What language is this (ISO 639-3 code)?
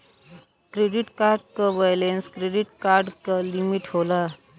bho